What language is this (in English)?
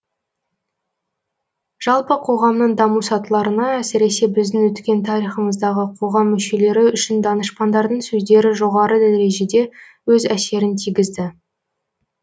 Kazakh